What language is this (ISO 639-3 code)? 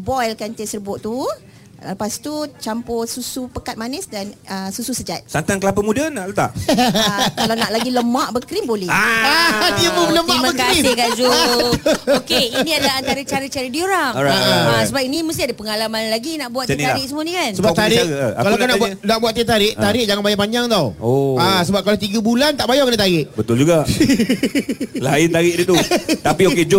msa